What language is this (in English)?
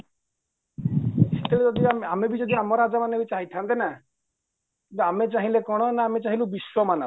Odia